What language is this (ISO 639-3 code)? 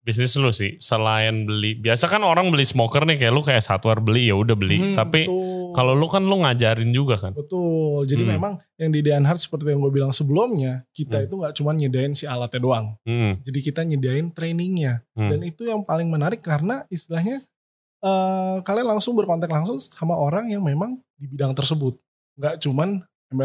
ind